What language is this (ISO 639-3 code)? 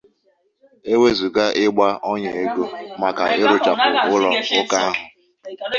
ibo